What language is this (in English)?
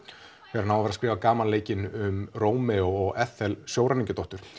Icelandic